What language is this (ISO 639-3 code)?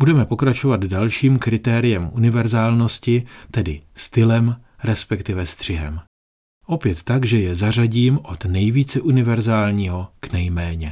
ces